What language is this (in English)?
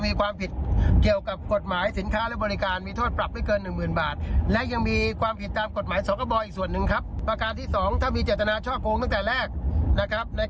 Thai